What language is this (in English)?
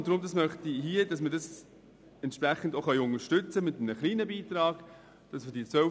Swiss German